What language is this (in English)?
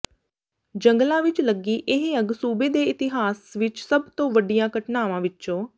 Punjabi